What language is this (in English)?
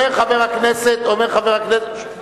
Hebrew